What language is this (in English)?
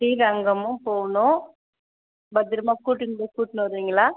Tamil